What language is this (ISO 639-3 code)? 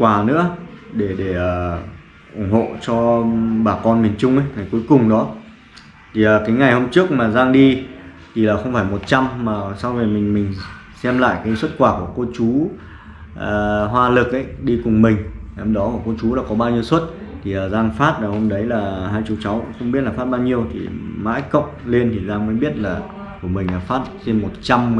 vie